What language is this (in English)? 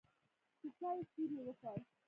Pashto